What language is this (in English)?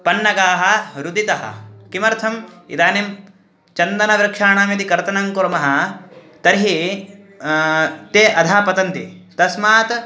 Sanskrit